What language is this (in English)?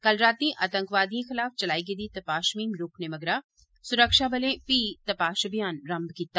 Dogri